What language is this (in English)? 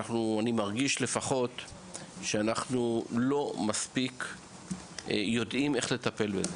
Hebrew